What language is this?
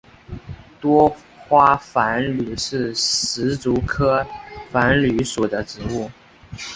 Chinese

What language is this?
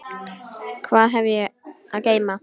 Icelandic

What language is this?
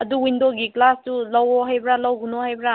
Manipuri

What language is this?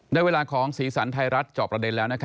Thai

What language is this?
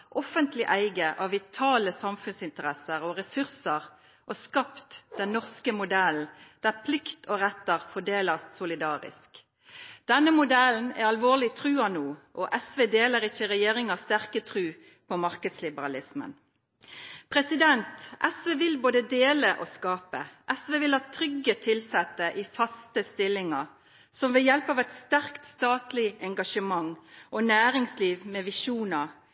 Norwegian Nynorsk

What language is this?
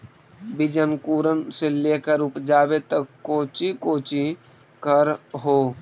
Magahi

